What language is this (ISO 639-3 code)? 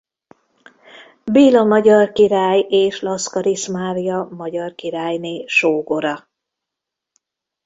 hun